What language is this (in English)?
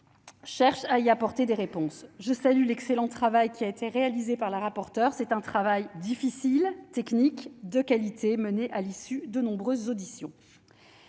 French